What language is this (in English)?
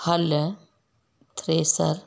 Sindhi